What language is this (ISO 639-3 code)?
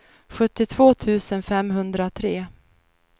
swe